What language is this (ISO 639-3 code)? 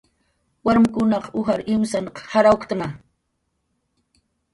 jqr